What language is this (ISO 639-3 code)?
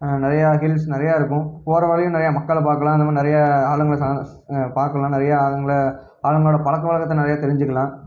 tam